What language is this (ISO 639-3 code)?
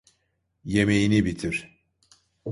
tur